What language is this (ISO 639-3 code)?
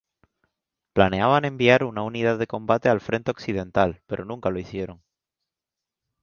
spa